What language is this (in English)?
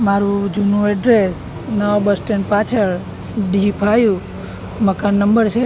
Gujarati